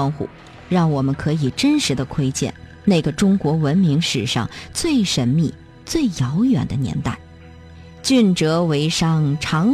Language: Chinese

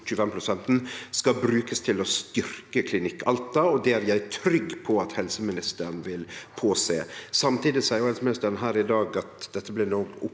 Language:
Norwegian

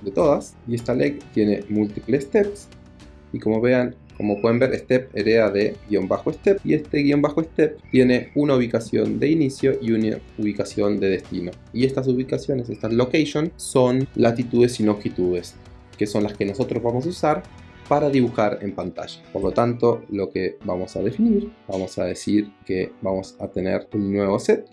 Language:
Spanish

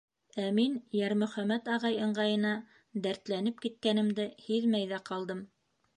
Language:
Bashkir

